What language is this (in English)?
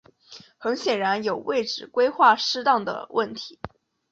Chinese